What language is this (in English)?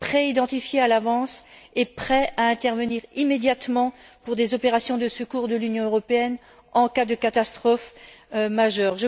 French